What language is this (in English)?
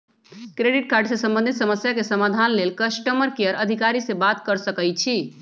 Magahi